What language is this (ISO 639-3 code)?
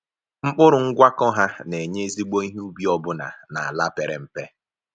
ibo